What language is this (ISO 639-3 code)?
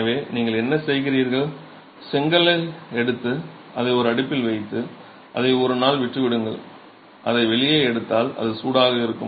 tam